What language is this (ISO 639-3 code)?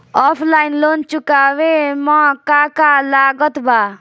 bho